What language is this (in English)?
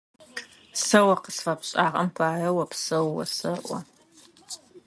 Adyghe